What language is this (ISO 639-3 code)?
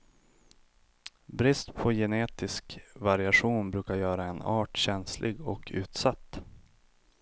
swe